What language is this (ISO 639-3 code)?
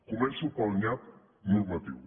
cat